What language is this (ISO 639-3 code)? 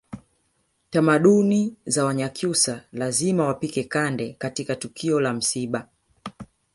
swa